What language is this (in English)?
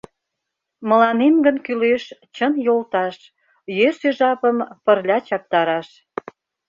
Mari